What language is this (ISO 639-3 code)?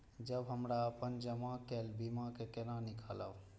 mai